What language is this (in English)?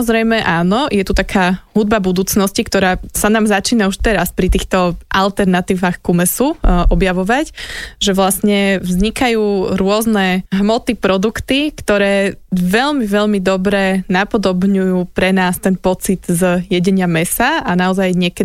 Slovak